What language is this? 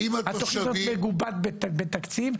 Hebrew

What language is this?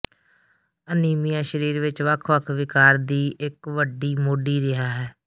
Punjabi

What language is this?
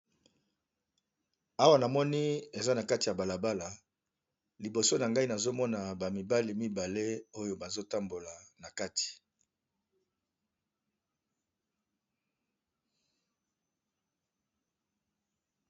Lingala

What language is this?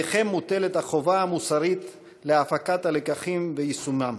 Hebrew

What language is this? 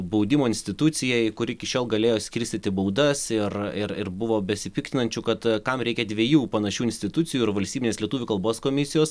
Lithuanian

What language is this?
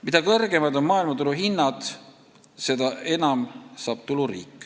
Estonian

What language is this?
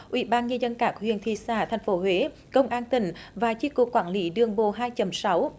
Vietnamese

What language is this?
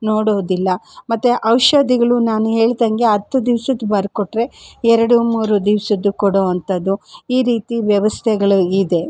Kannada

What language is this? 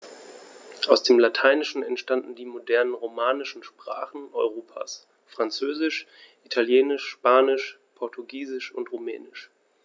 German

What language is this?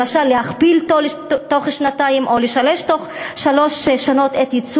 Hebrew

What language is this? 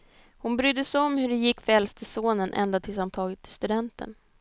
Swedish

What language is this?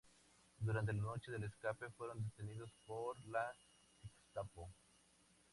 Spanish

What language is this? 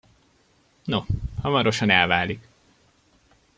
Hungarian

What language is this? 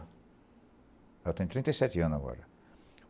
Portuguese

